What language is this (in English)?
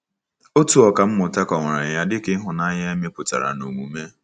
Igbo